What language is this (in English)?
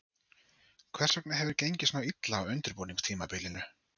Icelandic